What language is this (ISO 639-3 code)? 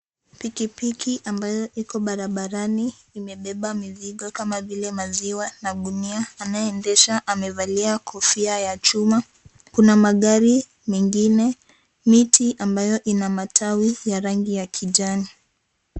swa